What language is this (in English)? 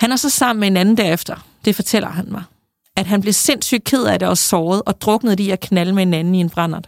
Danish